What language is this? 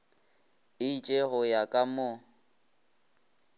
Northern Sotho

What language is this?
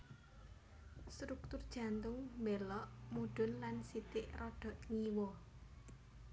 Javanese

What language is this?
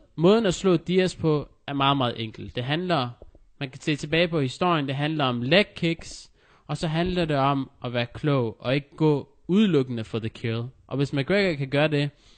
Danish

